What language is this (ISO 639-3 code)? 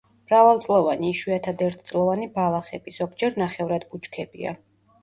kat